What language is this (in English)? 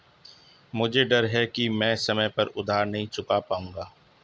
Hindi